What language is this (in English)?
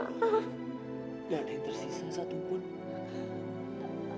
Indonesian